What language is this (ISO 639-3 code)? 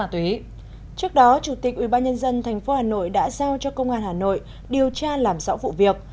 vie